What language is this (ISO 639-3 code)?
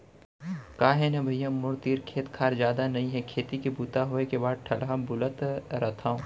hne